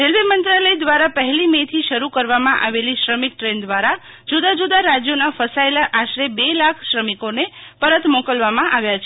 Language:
Gujarati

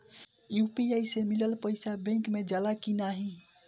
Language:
Bhojpuri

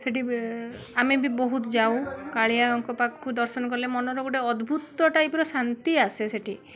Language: Odia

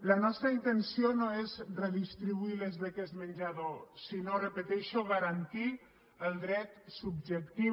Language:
Catalan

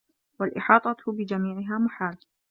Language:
Arabic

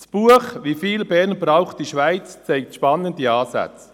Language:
Swiss German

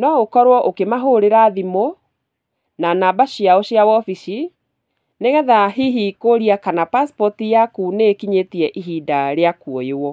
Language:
Kikuyu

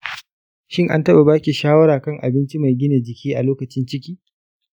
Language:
Hausa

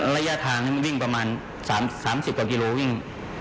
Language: Thai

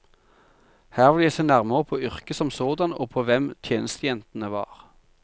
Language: Norwegian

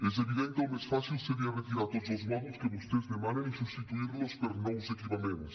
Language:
Catalan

